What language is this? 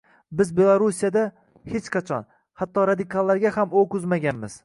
Uzbek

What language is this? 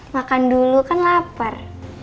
Indonesian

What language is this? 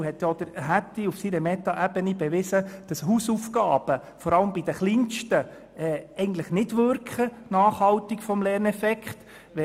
Swiss German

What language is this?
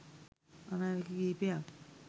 Sinhala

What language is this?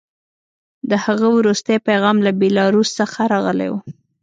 Pashto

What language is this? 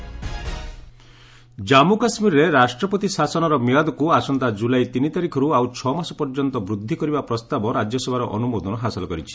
Odia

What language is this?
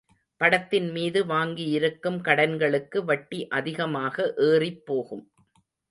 Tamil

